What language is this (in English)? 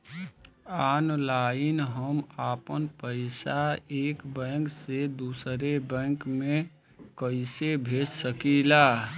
Bhojpuri